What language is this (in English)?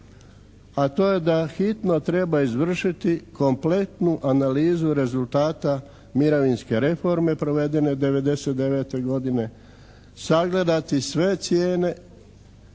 Croatian